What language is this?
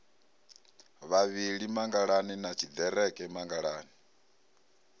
Venda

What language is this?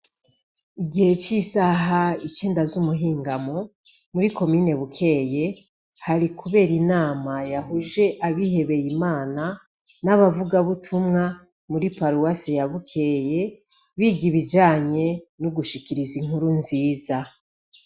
Rundi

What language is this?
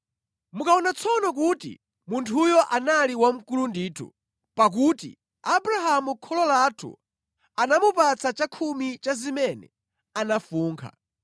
Nyanja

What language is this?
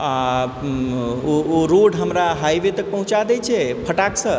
Maithili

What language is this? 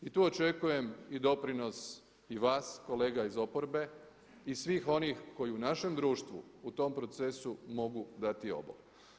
Croatian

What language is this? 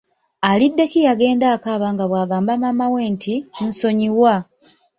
Ganda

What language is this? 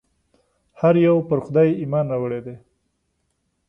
Pashto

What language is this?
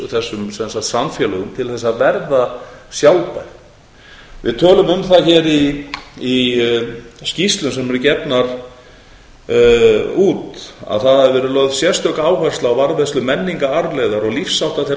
Icelandic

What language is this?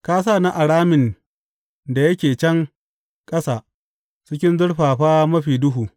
Hausa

